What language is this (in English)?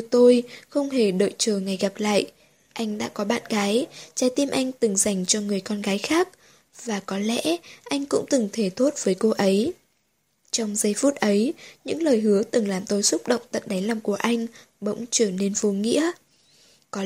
Vietnamese